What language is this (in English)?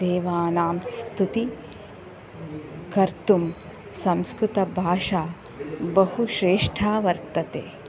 Sanskrit